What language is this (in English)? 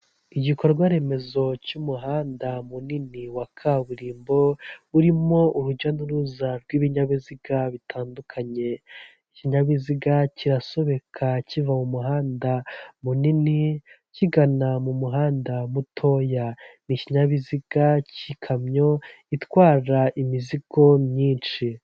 Kinyarwanda